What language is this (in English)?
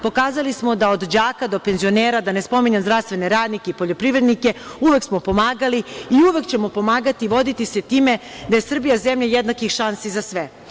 Serbian